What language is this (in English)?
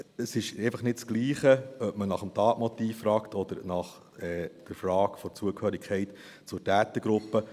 Swiss German